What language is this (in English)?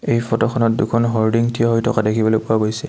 Assamese